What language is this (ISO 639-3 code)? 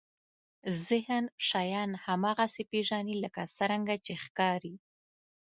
pus